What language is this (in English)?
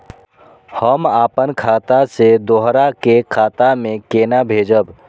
Maithili